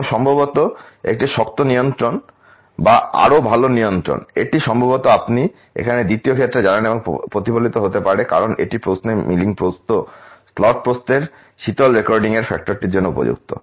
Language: Bangla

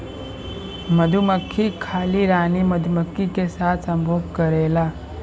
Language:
Bhojpuri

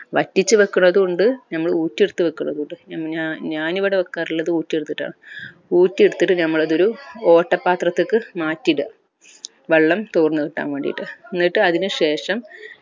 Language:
Malayalam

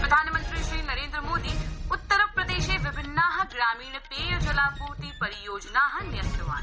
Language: Sanskrit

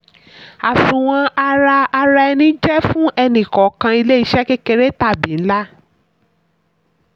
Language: Yoruba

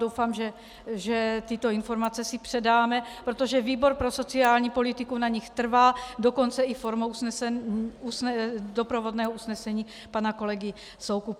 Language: Czech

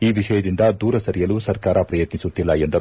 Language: Kannada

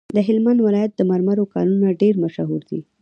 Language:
Pashto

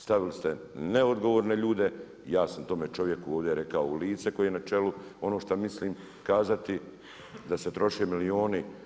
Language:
Croatian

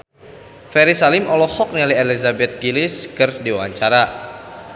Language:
Sundanese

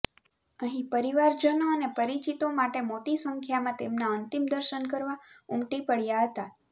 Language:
Gujarati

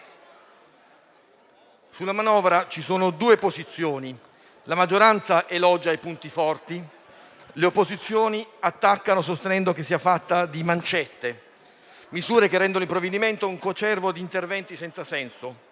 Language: Italian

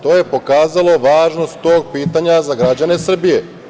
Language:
Serbian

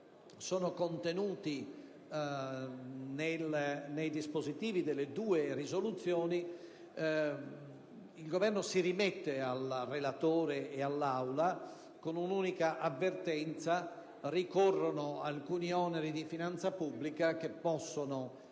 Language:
Italian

